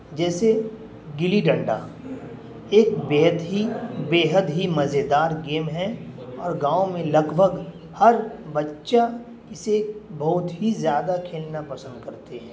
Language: Urdu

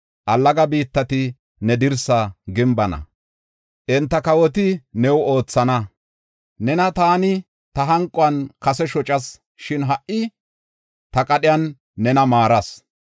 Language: Gofa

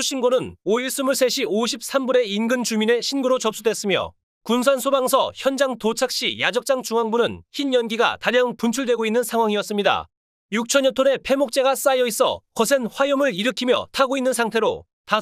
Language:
Korean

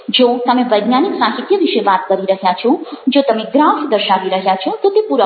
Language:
Gujarati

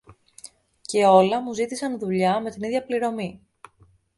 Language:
Greek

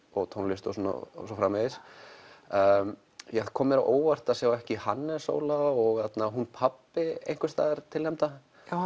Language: Icelandic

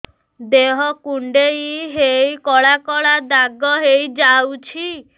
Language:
Odia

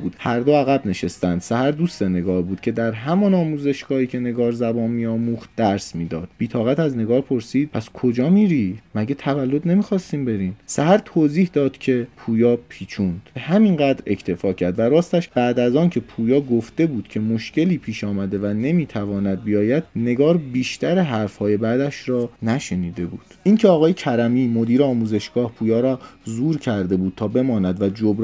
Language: Persian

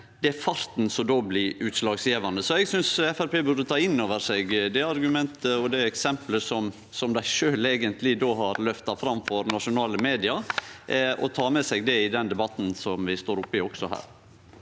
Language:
Norwegian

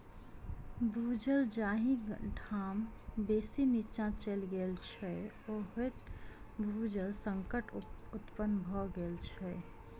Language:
Maithili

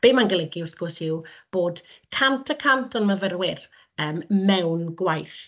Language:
Welsh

